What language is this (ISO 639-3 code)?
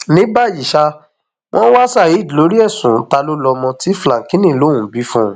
yor